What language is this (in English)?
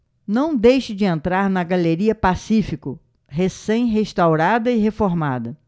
Portuguese